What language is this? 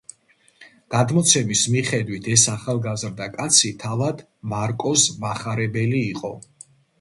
Georgian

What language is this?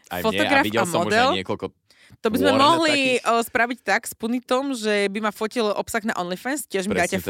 Slovak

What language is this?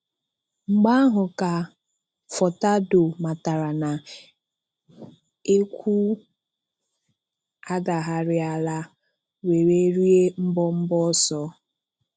Igbo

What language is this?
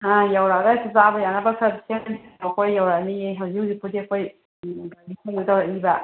Manipuri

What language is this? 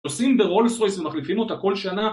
Hebrew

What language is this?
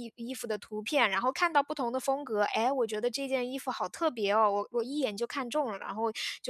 Chinese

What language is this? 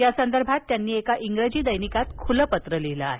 Marathi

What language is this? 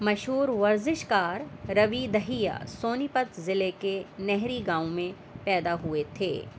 Urdu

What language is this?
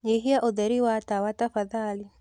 Kikuyu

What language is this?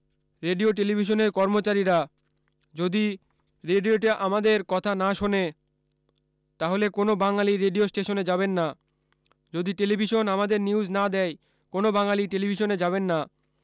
Bangla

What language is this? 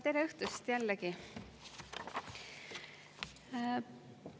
Estonian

